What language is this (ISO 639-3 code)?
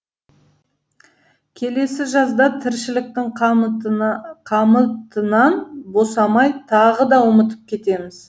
kaz